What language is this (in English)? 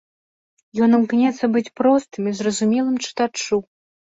Belarusian